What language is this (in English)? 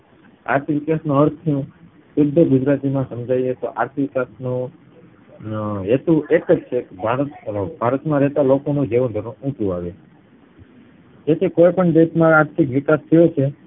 Gujarati